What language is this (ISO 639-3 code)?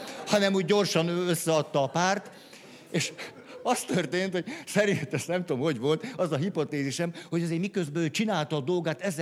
hun